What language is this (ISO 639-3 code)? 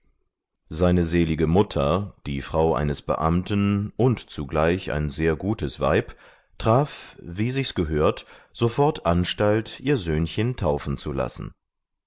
deu